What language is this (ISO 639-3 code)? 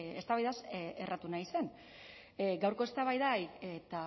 eus